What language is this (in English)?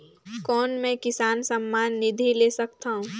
Chhattisgarhi